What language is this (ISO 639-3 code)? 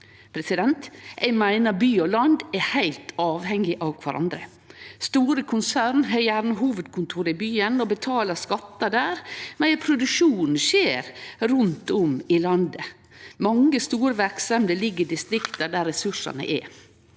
nor